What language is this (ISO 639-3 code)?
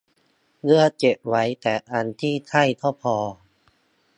tha